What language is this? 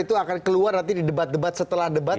Indonesian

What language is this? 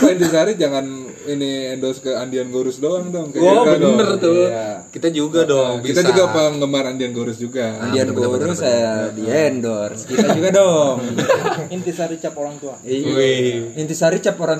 Indonesian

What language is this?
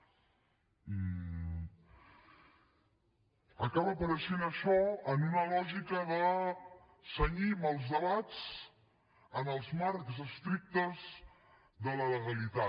Catalan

